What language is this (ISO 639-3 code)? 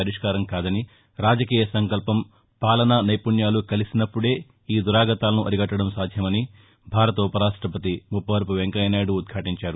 tel